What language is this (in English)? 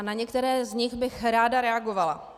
Czech